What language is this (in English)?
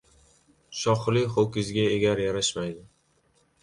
Uzbek